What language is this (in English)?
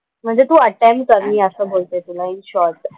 Marathi